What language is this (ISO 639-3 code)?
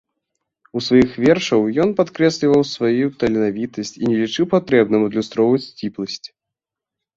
bel